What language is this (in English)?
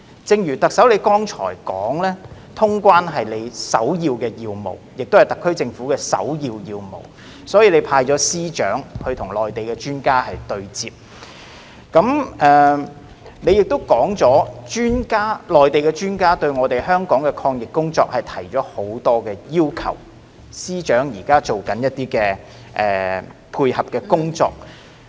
Cantonese